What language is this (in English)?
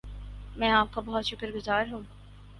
Urdu